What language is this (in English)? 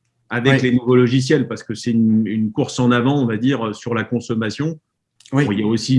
French